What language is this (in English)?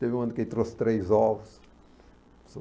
Portuguese